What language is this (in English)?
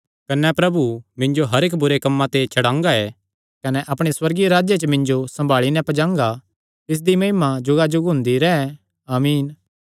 Kangri